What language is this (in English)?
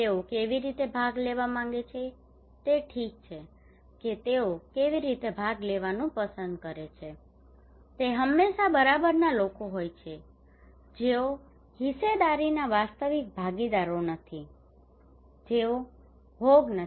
Gujarati